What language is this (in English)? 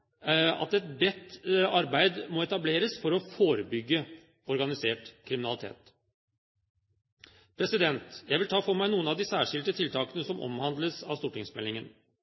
Norwegian Bokmål